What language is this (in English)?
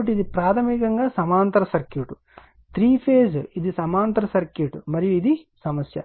Telugu